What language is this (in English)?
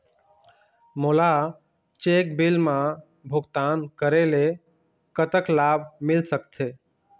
Chhattisgarhi